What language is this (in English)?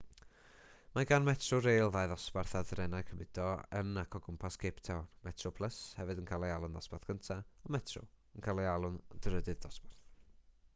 Welsh